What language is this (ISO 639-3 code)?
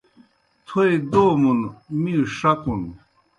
plk